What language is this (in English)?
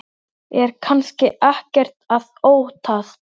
Icelandic